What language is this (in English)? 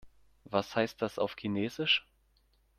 German